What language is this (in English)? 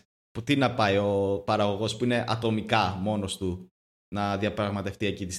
Greek